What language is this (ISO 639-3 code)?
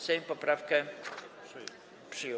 pol